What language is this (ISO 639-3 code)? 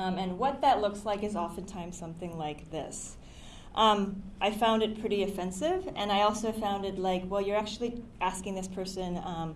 eng